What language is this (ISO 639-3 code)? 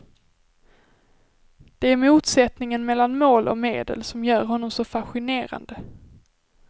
swe